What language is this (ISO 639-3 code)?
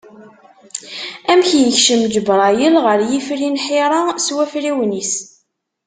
kab